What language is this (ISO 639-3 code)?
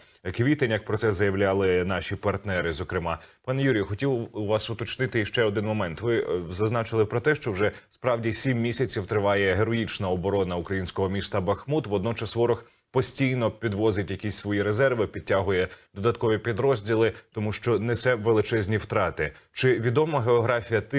ukr